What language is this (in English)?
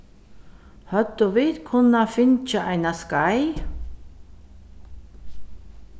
Faroese